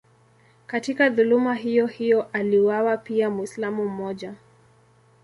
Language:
Swahili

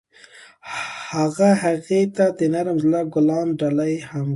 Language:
Pashto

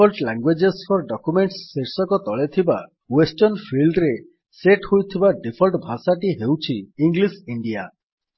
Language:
Odia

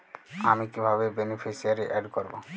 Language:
Bangla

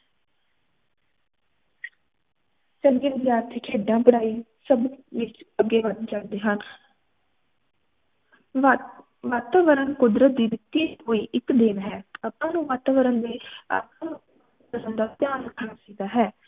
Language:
Punjabi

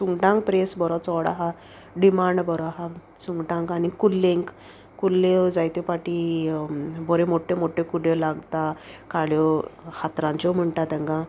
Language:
Konkani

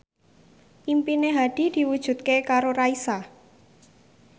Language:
Javanese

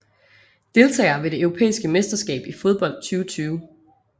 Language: Danish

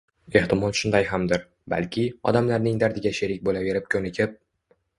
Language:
Uzbek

